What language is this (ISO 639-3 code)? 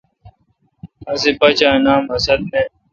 xka